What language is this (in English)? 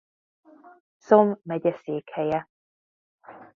Hungarian